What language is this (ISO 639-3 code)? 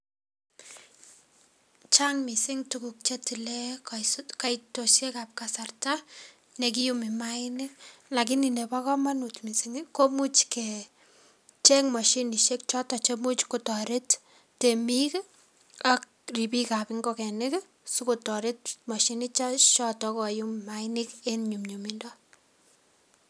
kln